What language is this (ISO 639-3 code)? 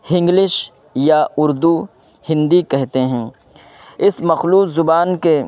urd